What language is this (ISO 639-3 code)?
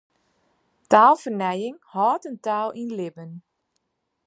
fry